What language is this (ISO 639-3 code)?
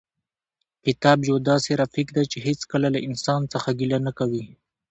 pus